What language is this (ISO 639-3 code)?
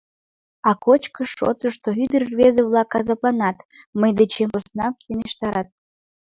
chm